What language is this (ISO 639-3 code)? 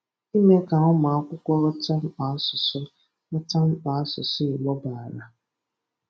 ibo